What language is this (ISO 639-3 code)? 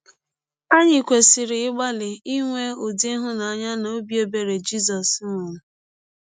ibo